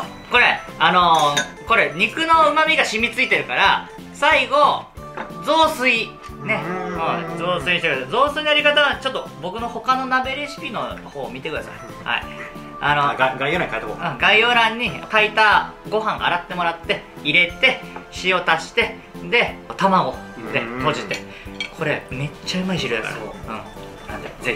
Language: Japanese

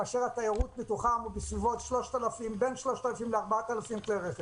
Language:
Hebrew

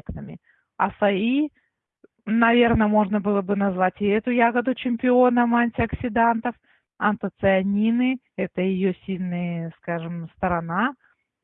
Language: Russian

